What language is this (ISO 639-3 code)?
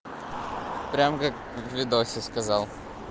rus